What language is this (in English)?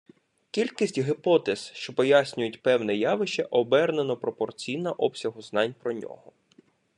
Ukrainian